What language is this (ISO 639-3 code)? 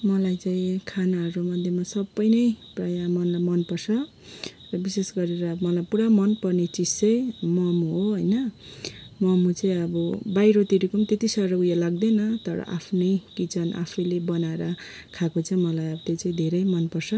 nep